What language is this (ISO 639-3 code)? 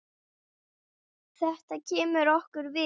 isl